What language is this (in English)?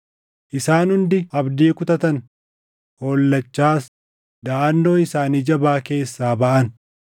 Oromo